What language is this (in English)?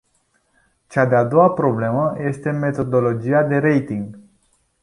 Romanian